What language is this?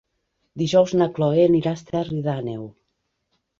Catalan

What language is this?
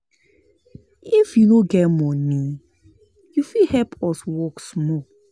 Nigerian Pidgin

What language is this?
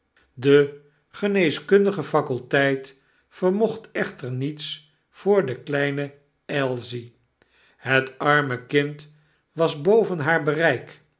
Dutch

